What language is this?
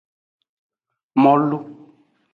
Aja (Benin)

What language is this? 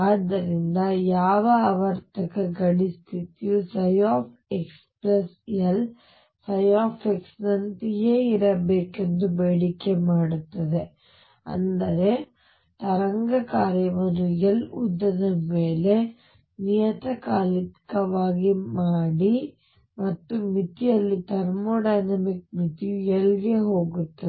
Kannada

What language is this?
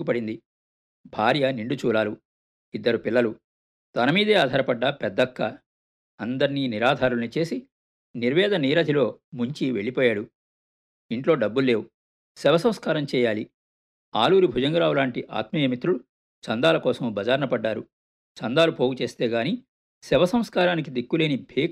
Telugu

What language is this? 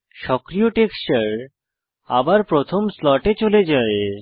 Bangla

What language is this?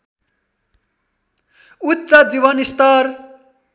Nepali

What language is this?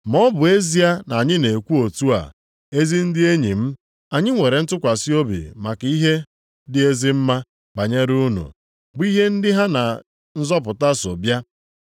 Igbo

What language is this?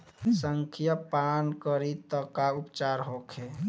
Bhojpuri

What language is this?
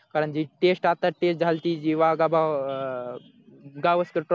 Marathi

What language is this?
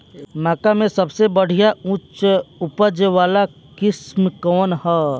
Bhojpuri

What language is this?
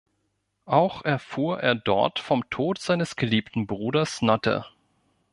German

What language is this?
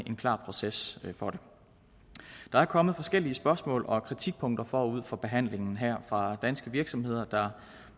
Danish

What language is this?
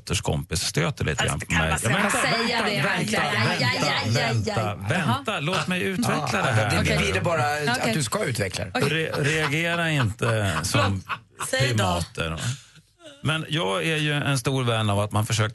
Swedish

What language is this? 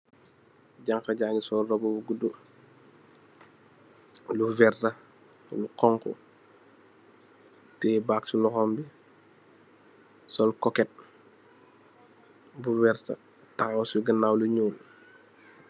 Wolof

